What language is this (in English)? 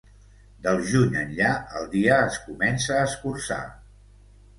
Catalan